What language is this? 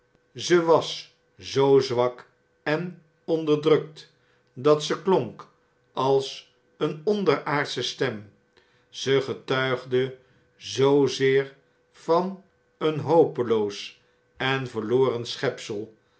Dutch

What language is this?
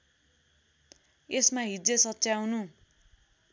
Nepali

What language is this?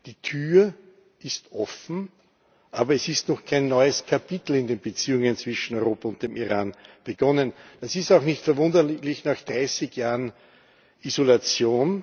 German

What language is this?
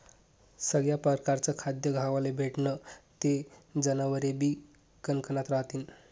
Marathi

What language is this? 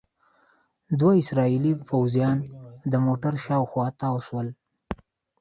Pashto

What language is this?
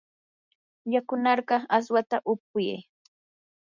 Yanahuanca Pasco Quechua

